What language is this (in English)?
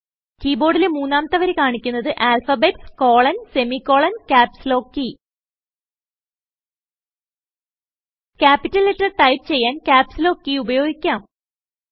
Malayalam